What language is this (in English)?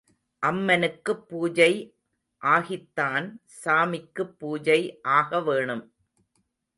Tamil